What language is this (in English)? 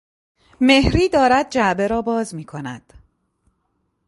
Persian